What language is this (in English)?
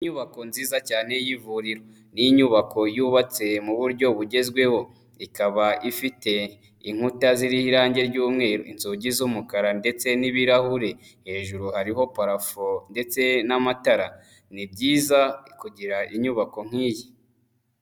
Kinyarwanda